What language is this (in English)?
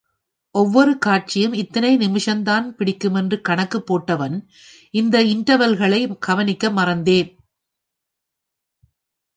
Tamil